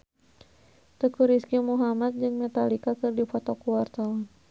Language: Sundanese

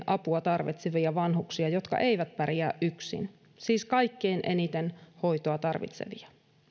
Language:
Finnish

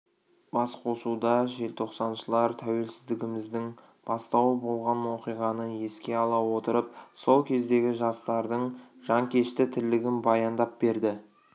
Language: Kazakh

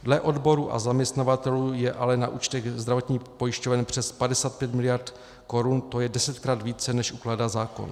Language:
Czech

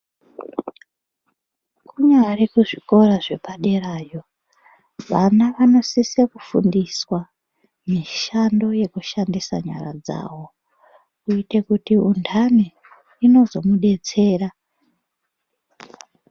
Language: Ndau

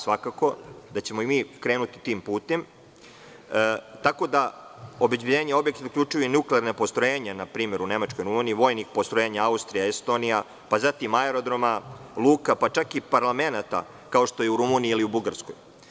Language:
Serbian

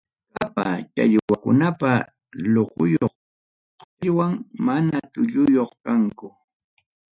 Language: Ayacucho Quechua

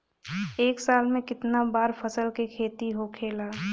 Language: Bhojpuri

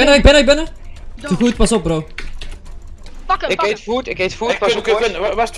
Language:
Dutch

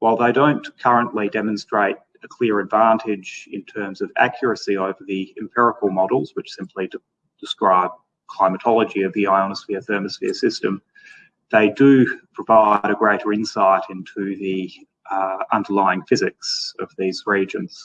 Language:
English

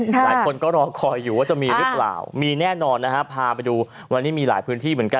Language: Thai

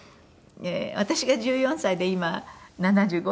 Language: Japanese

